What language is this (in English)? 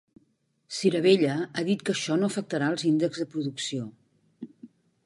Catalan